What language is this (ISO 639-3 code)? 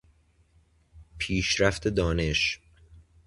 fas